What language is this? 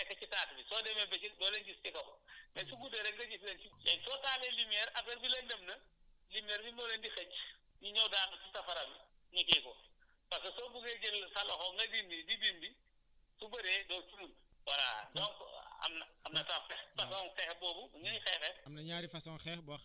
Wolof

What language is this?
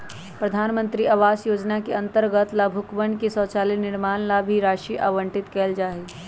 Magahi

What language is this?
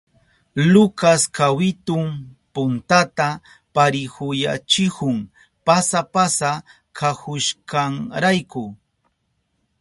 Southern Pastaza Quechua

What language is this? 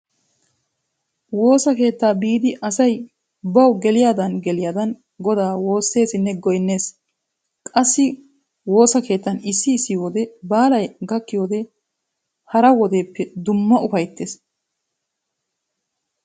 Wolaytta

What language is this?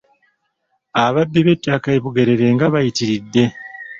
Ganda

